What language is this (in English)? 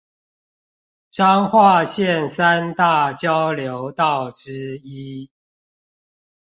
Chinese